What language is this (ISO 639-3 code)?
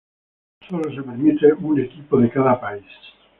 spa